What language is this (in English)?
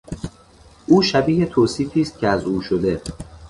Persian